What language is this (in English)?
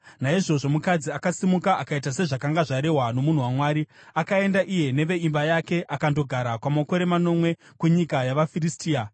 Shona